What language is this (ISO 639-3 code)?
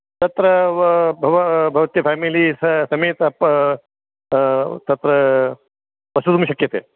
san